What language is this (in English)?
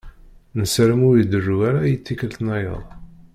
Kabyle